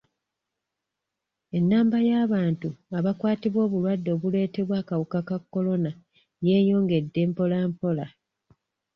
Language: Ganda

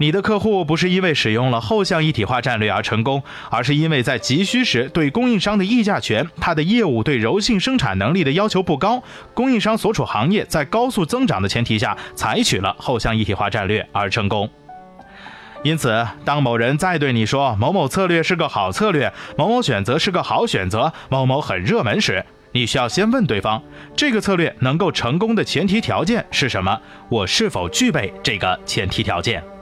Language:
Chinese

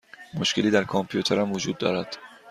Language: Persian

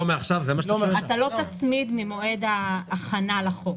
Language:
Hebrew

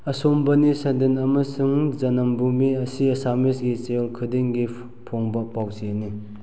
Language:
Manipuri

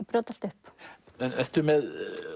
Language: Icelandic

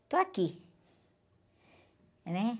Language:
Portuguese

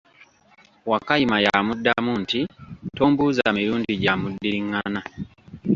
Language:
Ganda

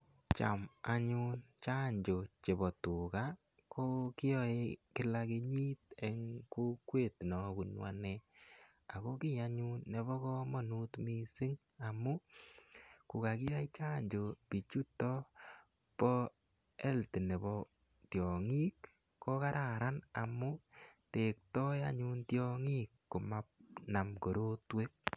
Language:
Kalenjin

